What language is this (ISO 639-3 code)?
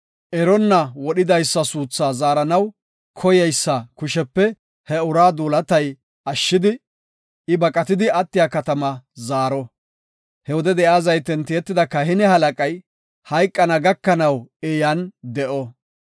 gof